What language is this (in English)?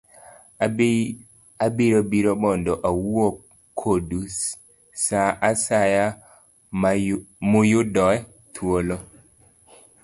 Luo (Kenya and Tanzania)